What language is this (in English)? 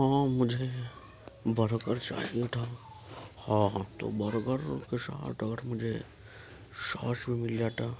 Urdu